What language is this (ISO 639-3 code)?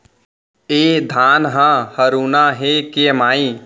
hne